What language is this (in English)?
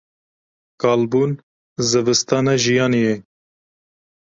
Kurdish